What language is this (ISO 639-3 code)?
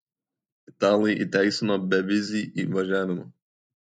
lit